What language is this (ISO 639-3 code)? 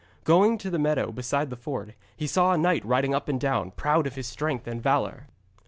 eng